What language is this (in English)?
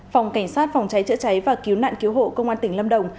Vietnamese